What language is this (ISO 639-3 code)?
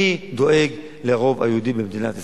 heb